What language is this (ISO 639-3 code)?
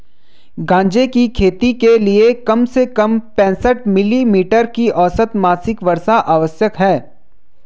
hin